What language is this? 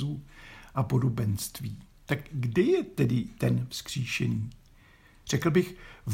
Czech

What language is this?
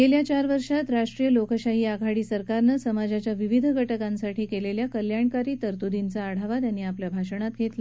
Marathi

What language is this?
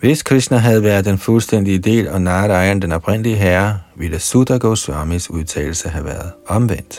Danish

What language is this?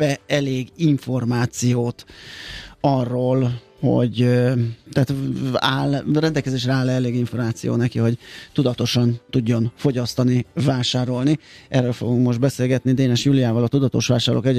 Hungarian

